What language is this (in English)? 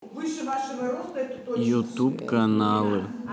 Russian